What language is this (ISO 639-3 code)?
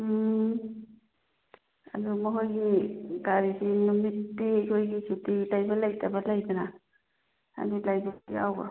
mni